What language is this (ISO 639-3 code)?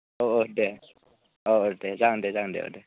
brx